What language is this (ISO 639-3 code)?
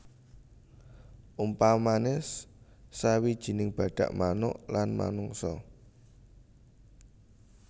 jav